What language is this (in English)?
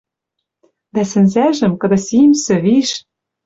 Western Mari